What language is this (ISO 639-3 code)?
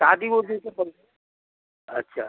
mai